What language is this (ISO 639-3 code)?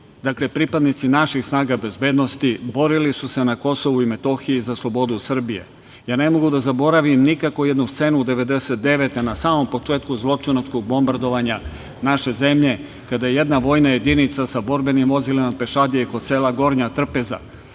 srp